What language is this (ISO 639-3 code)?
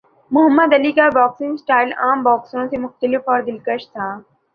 urd